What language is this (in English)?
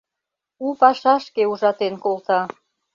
Mari